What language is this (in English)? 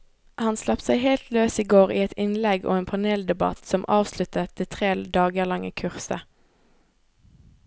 Norwegian